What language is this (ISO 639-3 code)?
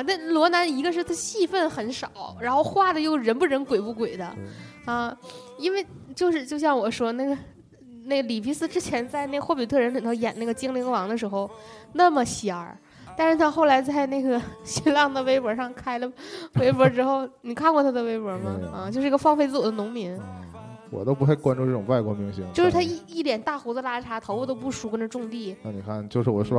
zho